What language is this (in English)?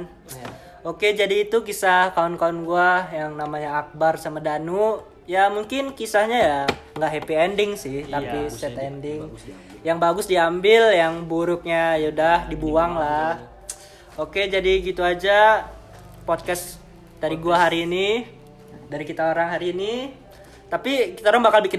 Indonesian